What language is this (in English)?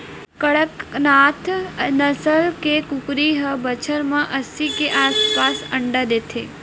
Chhattisgarhi